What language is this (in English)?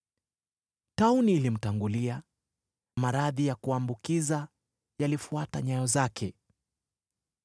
Swahili